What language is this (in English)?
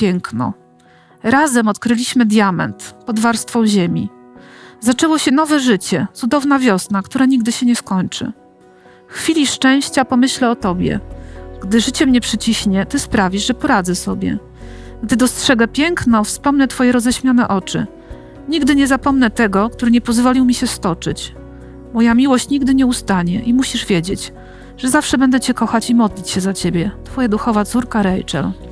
Polish